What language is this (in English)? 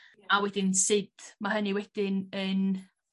Welsh